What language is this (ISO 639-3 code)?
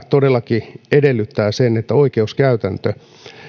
fin